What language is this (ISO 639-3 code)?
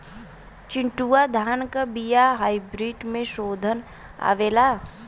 bho